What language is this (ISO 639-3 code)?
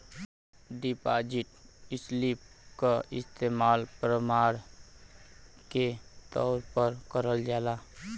bho